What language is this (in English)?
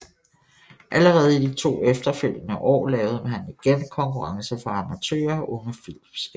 Danish